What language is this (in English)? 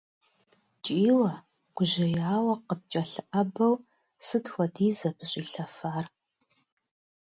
Kabardian